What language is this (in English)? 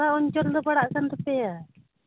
Santali